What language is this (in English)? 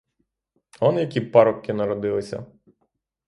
Ukrainian